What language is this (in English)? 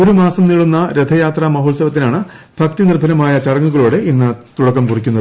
Malayalam